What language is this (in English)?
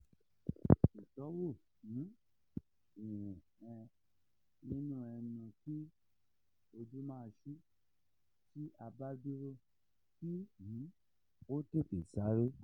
Yoruba